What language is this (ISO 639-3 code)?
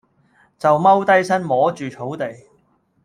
yue